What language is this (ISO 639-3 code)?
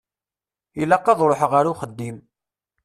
kab